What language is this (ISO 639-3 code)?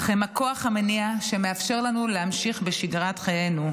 heb